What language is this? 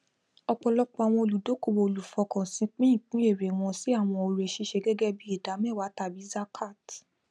Yoruba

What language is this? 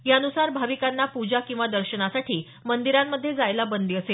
Marathi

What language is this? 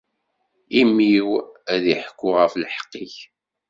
Kabyle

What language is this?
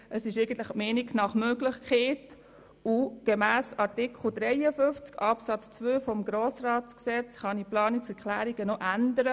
Swiss German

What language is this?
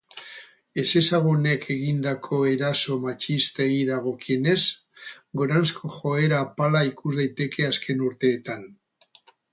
Basque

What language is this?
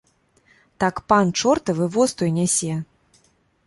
Belarusian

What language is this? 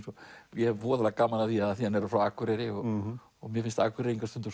Icelandic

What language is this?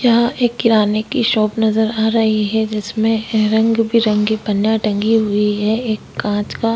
Hindi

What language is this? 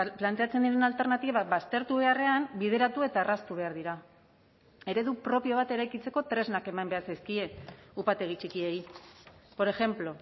Basque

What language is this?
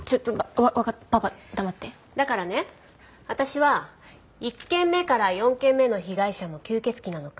Japanese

